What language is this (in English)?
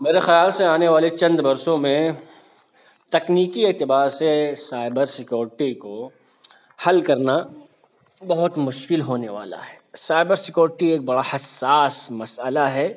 Urdu